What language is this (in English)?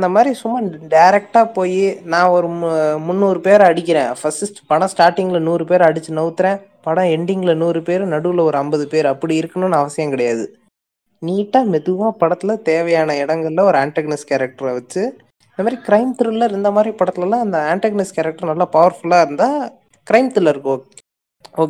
Tamil